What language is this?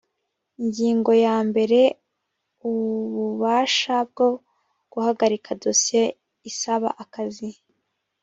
Kinyarwanda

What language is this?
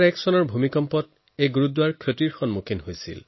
Assamese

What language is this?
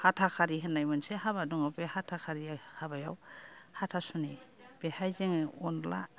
Bodo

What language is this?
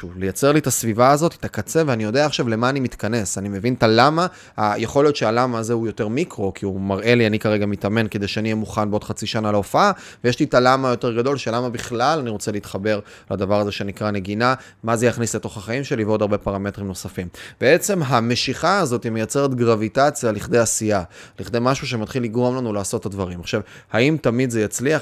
Hebrew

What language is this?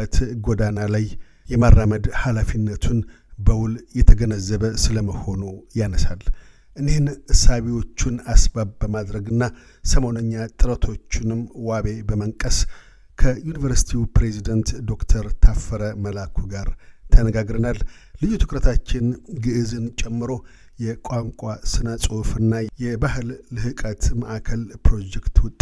Amharic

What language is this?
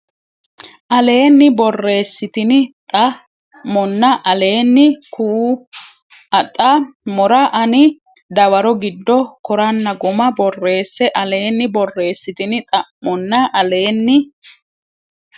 Sidamo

